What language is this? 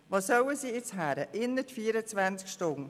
Swiss German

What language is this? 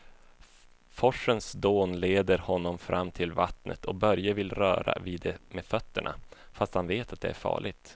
Swedish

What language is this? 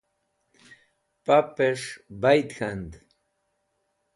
Wakhi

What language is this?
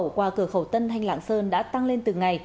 Vietnamese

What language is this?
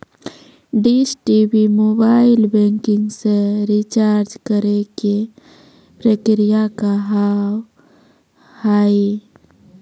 Maithili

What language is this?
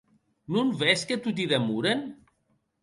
Occitan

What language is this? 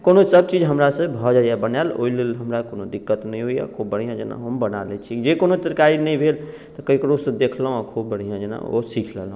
Maithili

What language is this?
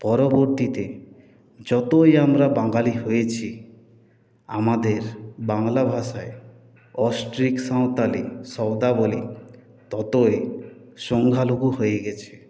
Bangla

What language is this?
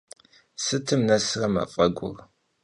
Kabardian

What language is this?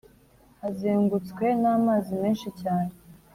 Kinyarwanda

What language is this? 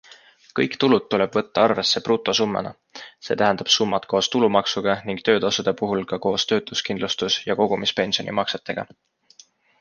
Estonian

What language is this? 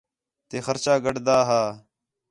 Khetrani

